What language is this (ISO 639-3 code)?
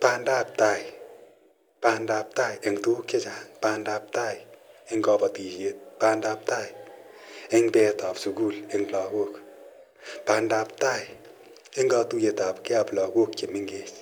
kln